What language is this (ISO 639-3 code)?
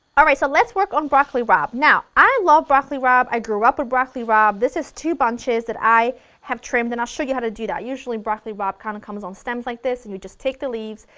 eng